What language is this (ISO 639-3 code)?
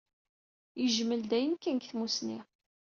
kab